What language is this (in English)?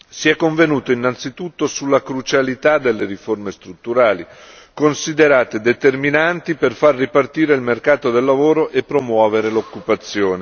Italian